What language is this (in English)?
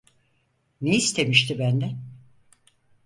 Turkish